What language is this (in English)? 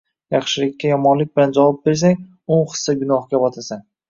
Uzbek